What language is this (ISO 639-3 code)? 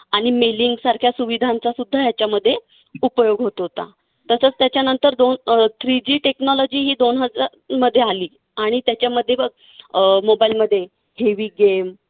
mar